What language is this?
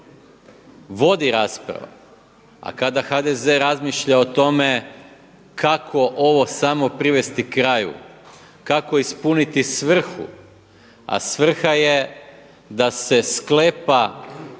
Croatian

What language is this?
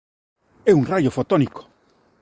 Galician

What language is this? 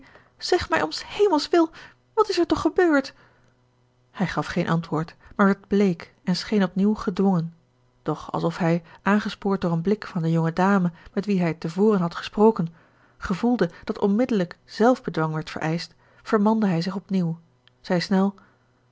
Dutch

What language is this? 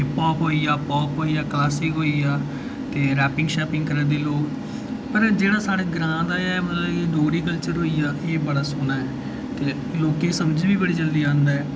Dogri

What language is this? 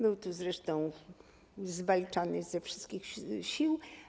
Polish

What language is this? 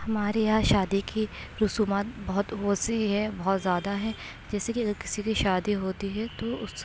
Urdu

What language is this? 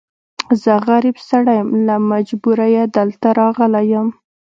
Pashto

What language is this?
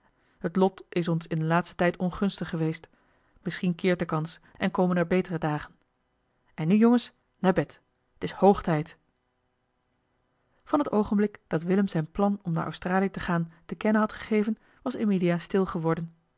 Dutch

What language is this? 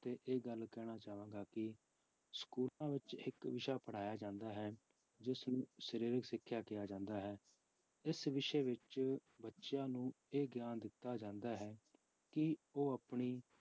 Punjabi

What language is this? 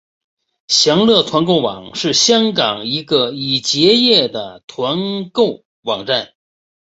Chinese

